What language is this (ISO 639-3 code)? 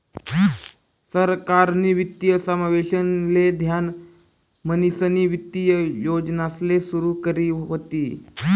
mar